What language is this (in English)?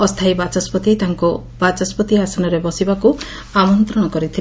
Odia